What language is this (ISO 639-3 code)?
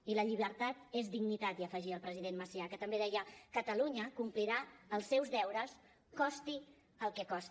cat